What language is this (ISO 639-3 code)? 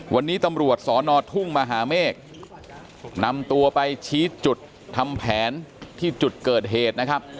tha